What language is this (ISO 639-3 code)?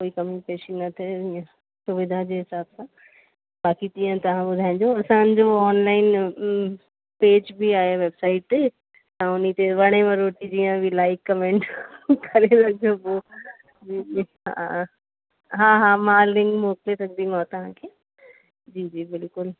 snd